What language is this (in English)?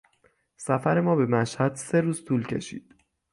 Persian